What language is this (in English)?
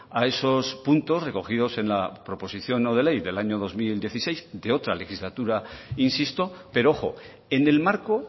Spanish